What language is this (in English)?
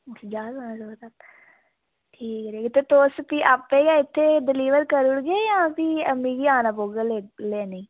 Dogri